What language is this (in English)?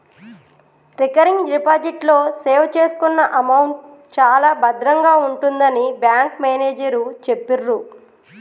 Telugu